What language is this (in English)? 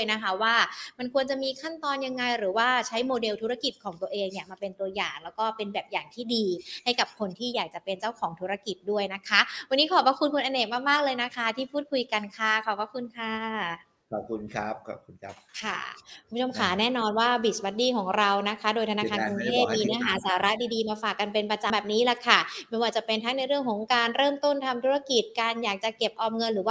Thai